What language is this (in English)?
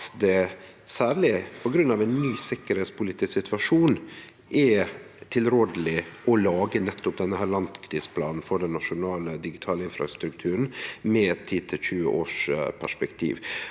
Norwegian